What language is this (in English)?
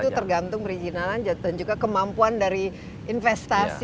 Indonesian